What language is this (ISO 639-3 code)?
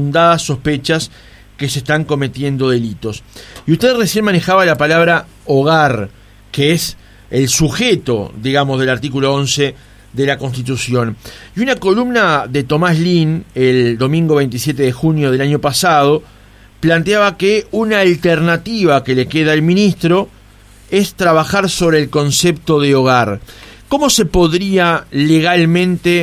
spa